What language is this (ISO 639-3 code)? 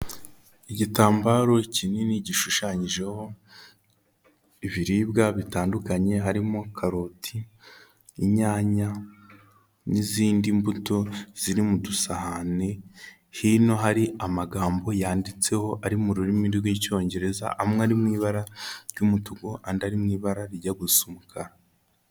kin